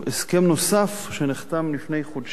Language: Hebrew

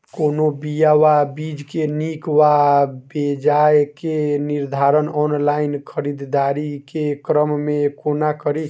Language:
Maithili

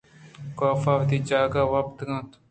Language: Eastern Balochi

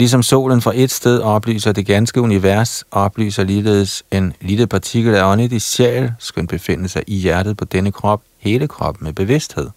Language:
Danish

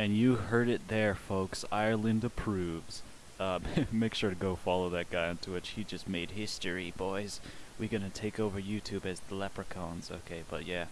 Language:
English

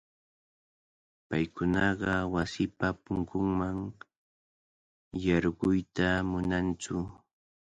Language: Cajatambo North Lima Quechua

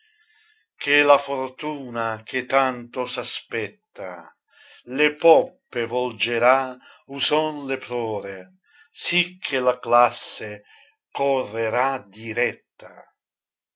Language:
Italian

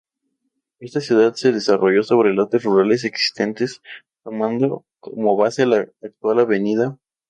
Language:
Spanish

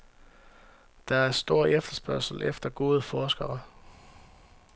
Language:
Danish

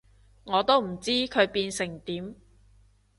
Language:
Cantonese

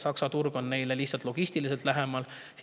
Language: Estonian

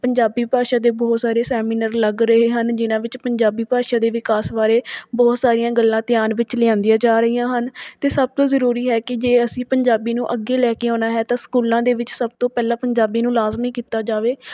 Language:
Punjabi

